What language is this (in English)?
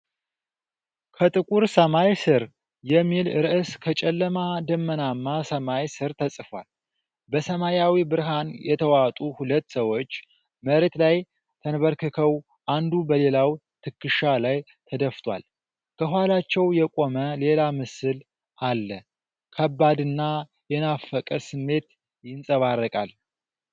Amharic